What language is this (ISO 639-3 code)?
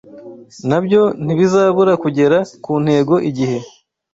kin